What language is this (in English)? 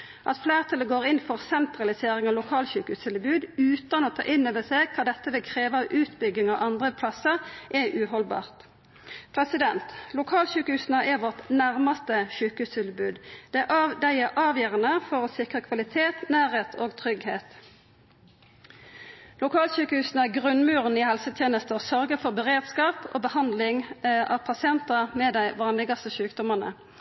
Norwegian Nynorsk